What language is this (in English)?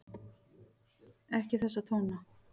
Icelandic